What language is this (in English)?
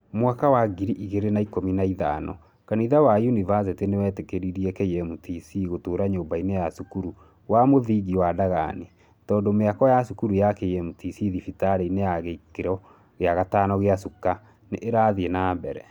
Kikuyu